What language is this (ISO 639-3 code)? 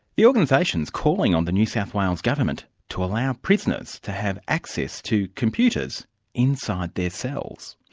eng